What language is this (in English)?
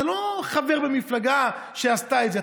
Hebrew